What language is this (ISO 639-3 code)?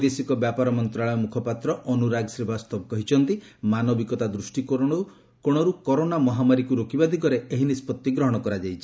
ori